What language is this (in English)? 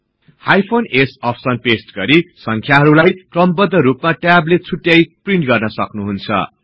Nepali